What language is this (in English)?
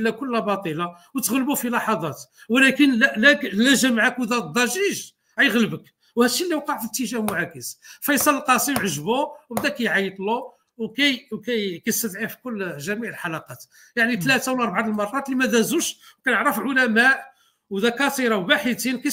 Arabic